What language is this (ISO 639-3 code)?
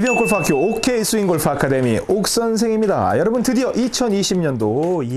kor